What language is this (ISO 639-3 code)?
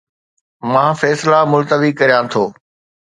snd